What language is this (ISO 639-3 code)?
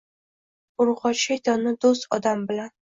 uzb